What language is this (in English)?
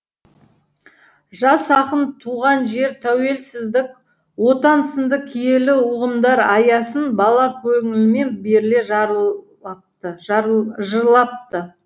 Kazakh